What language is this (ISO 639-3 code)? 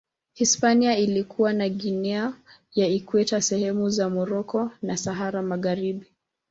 swa